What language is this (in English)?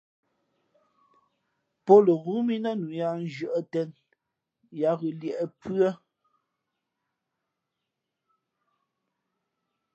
Fe'fe'